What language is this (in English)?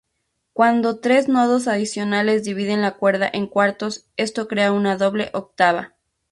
Spanish